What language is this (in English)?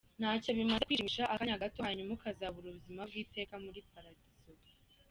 Kinyarwanda